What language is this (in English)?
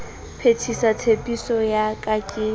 Southern Sotho